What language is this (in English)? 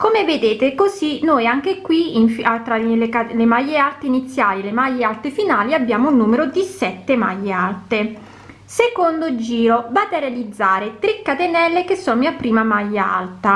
Italian